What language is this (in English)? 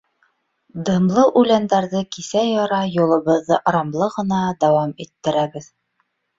Bashkir